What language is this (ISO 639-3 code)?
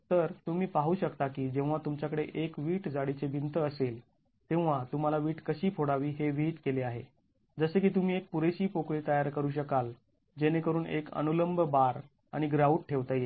mar